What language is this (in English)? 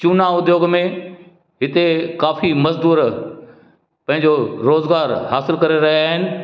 Sindhi